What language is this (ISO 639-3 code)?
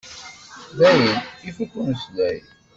kab